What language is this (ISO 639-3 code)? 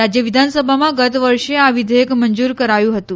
guj